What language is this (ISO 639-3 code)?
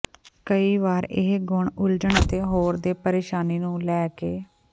pan